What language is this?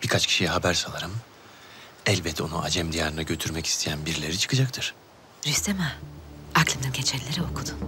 Turkish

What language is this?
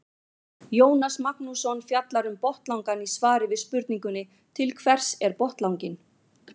Icelandic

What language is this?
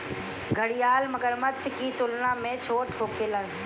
Bhojpuri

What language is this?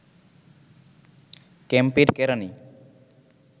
Bangla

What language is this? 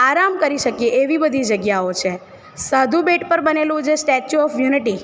Gujarati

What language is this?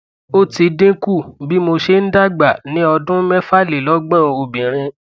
Yoruba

